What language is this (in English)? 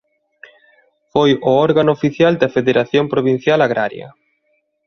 Galician